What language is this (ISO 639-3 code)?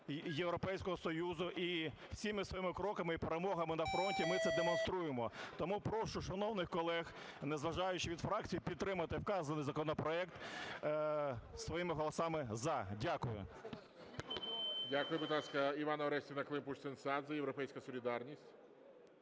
ukr